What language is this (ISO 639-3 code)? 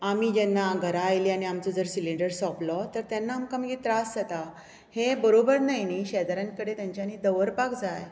kok